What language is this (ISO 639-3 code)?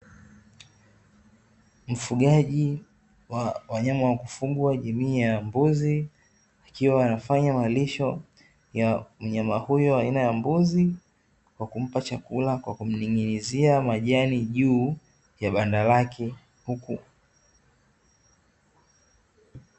swa